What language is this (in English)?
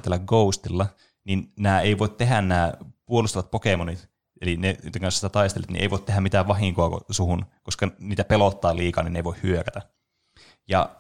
Finnish